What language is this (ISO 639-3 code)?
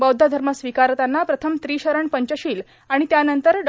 mar